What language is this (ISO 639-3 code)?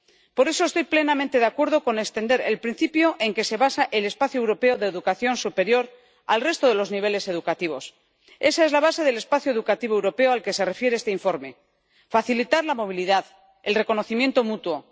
spa